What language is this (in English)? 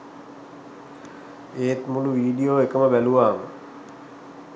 Sinhala